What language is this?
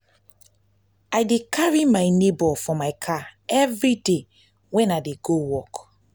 Nigerian Pidgin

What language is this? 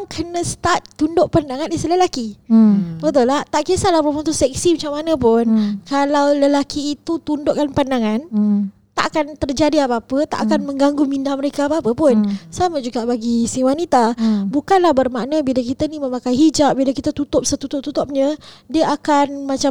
Malay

